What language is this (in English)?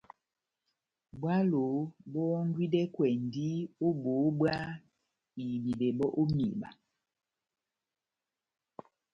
Batanga